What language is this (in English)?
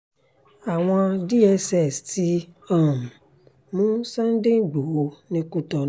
Yoruba